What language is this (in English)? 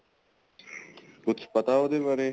Punjabi